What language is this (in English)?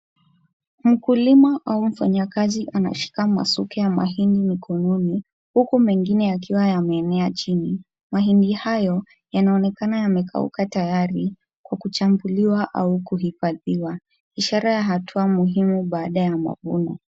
Swahili